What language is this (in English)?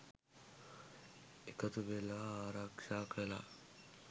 Sinhala